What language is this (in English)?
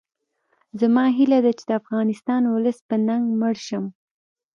Pashto